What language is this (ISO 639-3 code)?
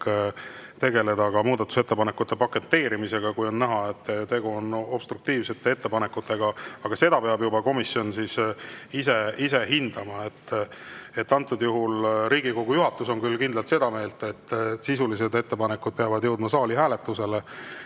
est